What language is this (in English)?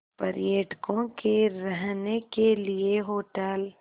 Hindi